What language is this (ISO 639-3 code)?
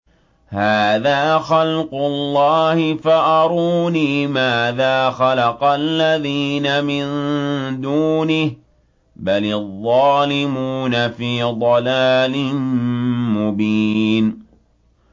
ara